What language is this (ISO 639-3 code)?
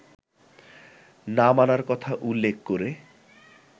ben